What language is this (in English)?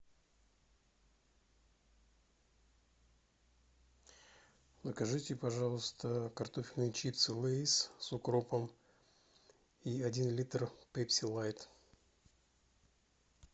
Russian